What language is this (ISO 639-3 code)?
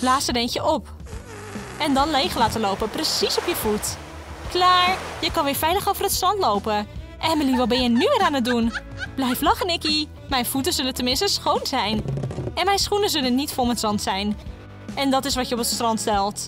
nld